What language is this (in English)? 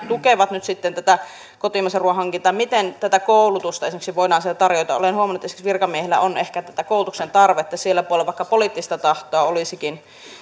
Finnish